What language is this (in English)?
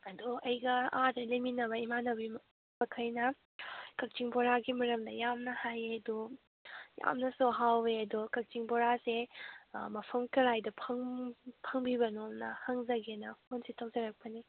Manipuri